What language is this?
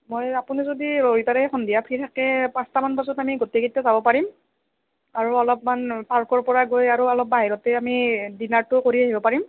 Assamese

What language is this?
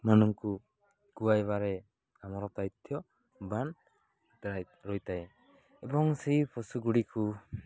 Odia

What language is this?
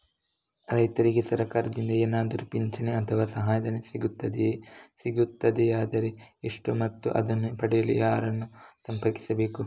Kannada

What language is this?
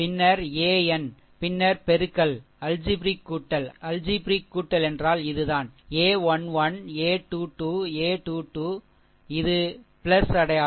Tamil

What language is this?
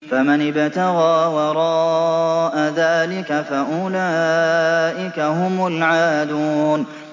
Arabic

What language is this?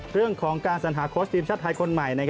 Thai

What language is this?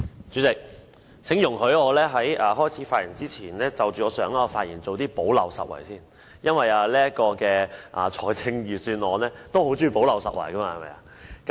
Cantonese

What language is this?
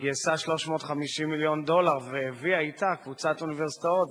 Hebrew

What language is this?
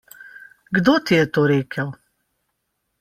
Slovenian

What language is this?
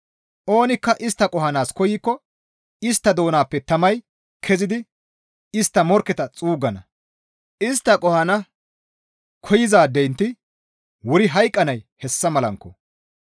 Gamo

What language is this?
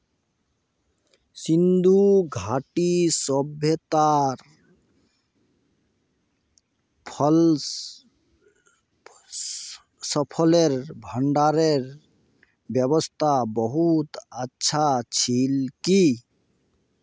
Magahi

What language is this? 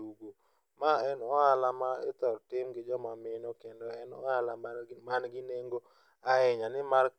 Luo (Kenya and Tanzania)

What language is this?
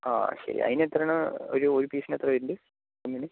Malayalam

